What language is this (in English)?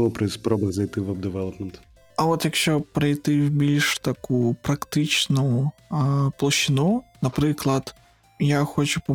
Ukrainian